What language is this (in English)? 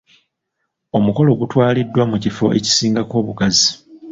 Ganda